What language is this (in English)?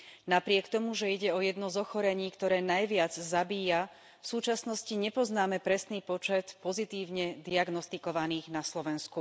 Slovak